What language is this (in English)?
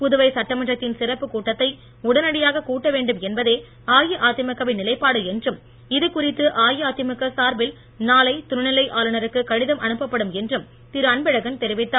Tamil